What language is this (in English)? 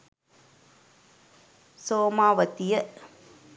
Sinhala